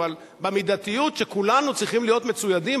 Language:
Hebrew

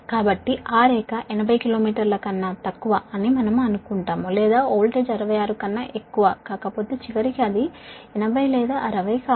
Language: Telugu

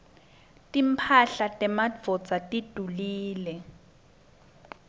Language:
Swati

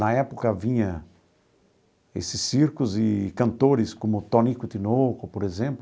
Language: Portuguese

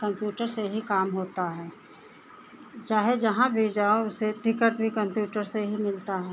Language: Hindi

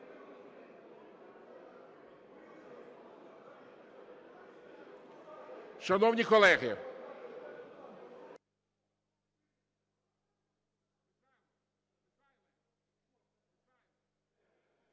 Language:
Ukrainian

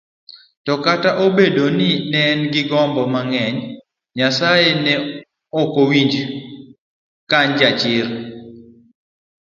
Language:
Luo (Kenya and Tanzania)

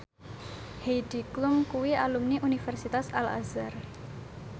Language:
Javanese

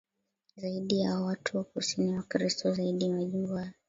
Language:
Swahili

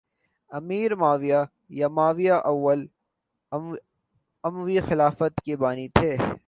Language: Urdu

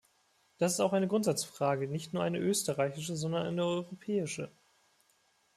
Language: German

